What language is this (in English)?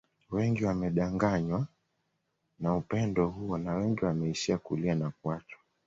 Swahili